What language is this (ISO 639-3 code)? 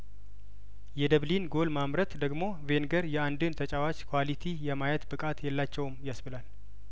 amh